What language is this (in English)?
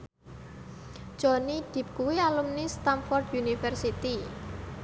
Javanese